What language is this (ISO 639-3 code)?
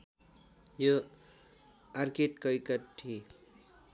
nep